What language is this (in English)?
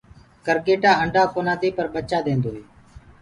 Gurgula